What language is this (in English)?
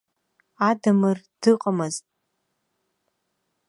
Abkhazian